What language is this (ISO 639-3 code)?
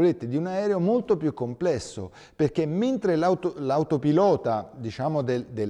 ita